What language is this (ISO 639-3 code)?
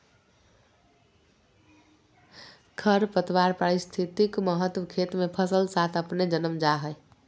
mag